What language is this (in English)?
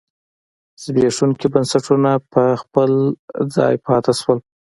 Pashto